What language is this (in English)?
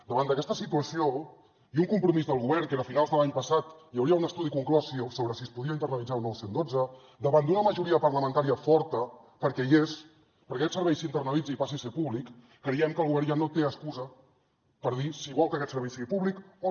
Catalan